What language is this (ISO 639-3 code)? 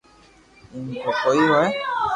lrk